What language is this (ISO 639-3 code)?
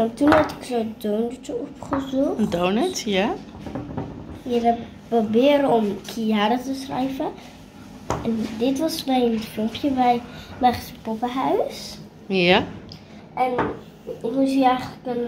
nld